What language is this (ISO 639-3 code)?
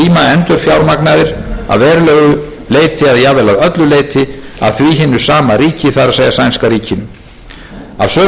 isl